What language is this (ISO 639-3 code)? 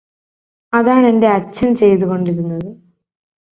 mal